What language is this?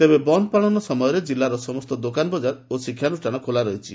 Odia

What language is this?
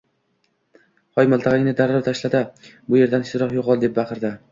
Uzbek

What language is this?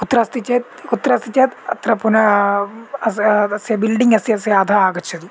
Sanskrit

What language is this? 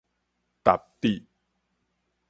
Min Nan Chinese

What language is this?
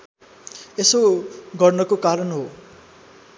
Nepali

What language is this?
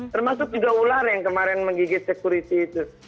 Indonesian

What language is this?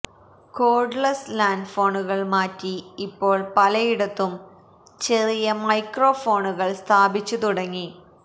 Malayalam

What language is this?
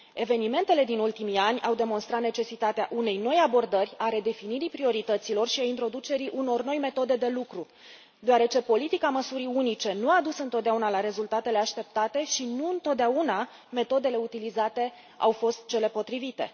Romanian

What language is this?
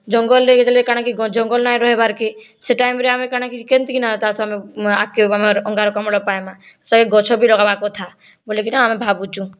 Odia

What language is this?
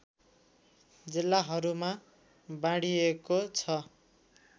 Nepali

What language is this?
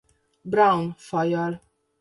Hungarian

